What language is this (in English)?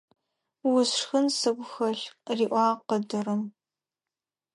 Adyghe